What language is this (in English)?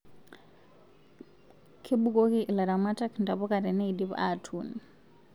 Masai